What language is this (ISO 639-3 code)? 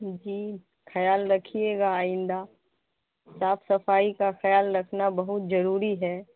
urd